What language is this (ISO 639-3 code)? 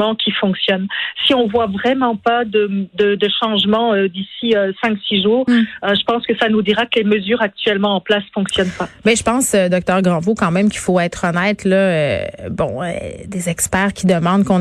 fra